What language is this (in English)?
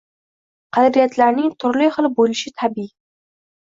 Uzbek